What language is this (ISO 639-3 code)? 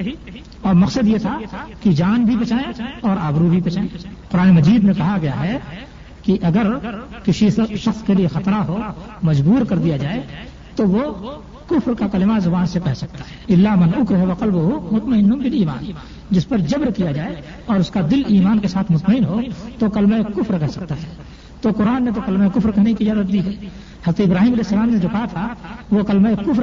urd